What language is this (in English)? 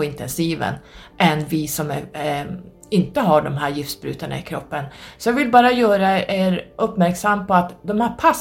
Swedish